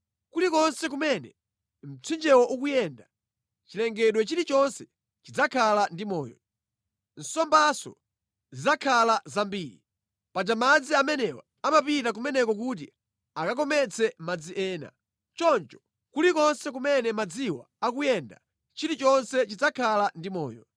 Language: Nyanja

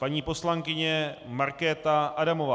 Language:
Czech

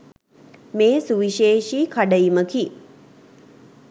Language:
Sinhala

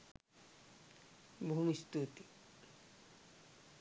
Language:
Sinhala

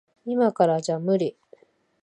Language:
Japanese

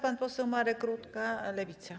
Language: Polish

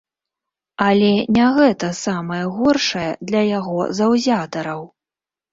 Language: Belarusian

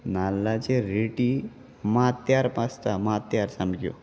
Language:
Konkani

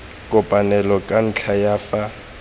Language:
Tswana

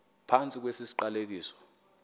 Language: Xhosa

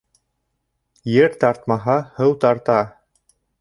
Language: Bashkir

